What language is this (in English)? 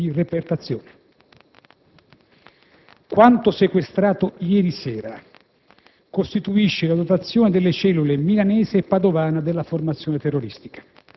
Italian